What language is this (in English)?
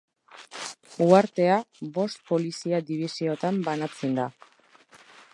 Basque